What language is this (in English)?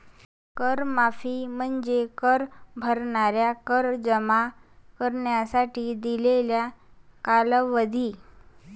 Marathi